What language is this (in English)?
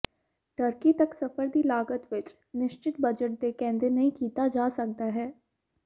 Punjabi